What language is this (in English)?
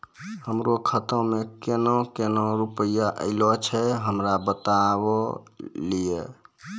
Maithili